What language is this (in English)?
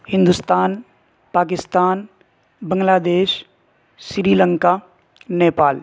Urdu